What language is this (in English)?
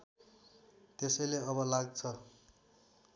Nepali